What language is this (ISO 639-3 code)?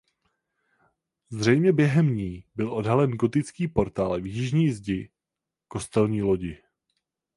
ces